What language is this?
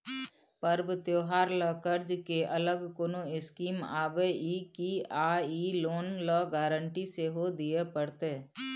Maithili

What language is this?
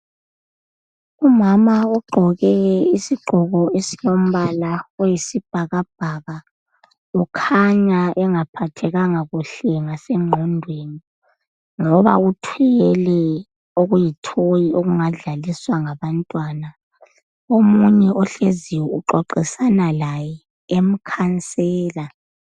North Ndebele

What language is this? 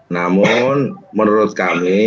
Indonesian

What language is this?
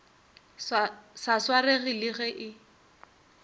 Northern Sotho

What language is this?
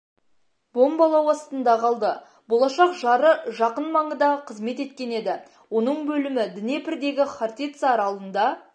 Kazakh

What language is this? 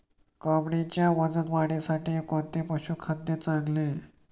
Marathi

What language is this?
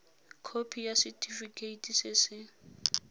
Tswana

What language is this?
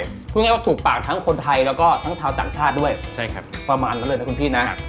Thai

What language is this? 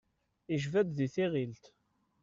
Kabyle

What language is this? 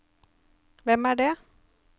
Norwegian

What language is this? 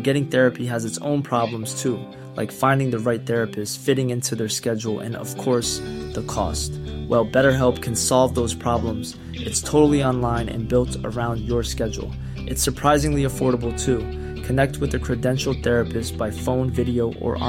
Hindi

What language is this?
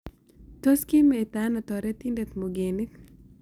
Kalenjin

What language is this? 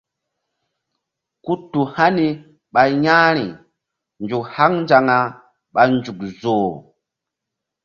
Mbum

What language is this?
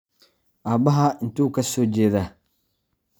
Somali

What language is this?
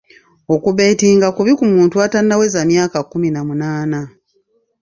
Ganda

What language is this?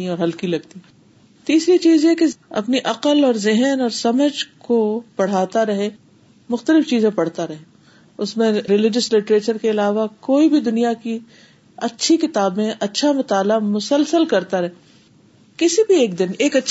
Urdu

